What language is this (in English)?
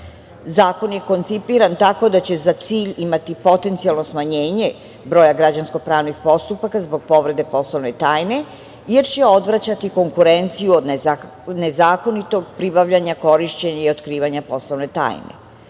Serbian